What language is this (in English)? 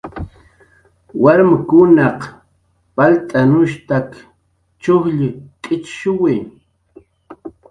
Jaqaru